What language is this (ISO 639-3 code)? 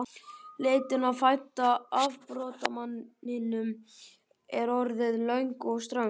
isl